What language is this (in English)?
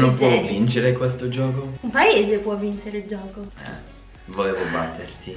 Italian